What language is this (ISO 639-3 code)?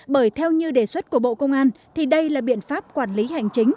vie